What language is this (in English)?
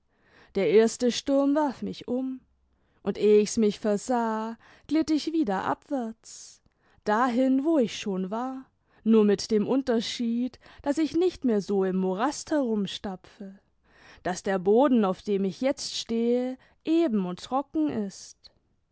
German